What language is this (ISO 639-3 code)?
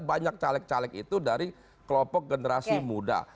ind